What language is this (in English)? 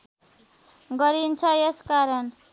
Nepali